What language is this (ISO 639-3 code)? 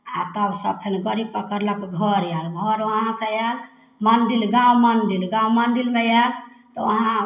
mai